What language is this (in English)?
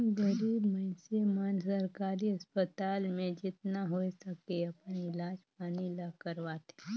Chhattisgarhi